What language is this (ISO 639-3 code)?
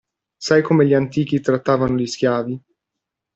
ita